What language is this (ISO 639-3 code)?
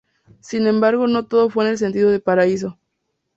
spa